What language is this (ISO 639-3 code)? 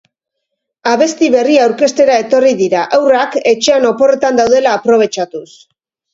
eus